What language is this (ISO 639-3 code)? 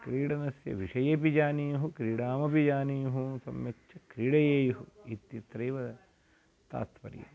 san